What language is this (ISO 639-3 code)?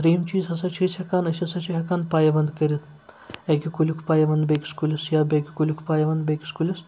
kas